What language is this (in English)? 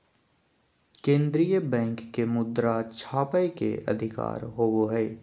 Magahi